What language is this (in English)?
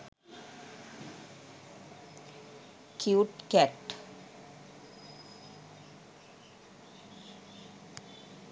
Sinhala